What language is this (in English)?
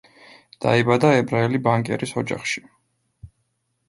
Georgian